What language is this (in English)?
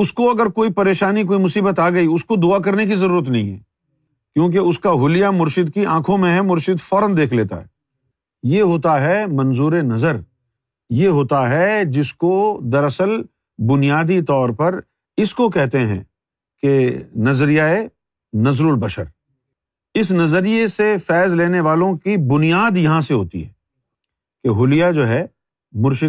Urdu